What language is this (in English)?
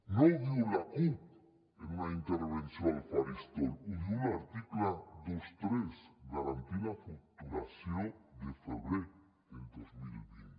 Catalan